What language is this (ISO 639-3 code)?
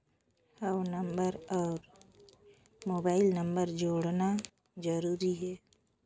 hne